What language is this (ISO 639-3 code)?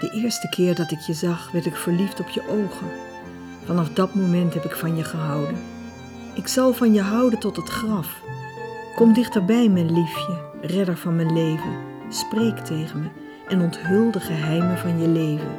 nld